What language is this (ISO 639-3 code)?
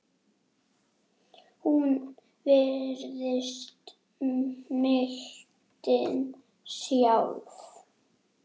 isl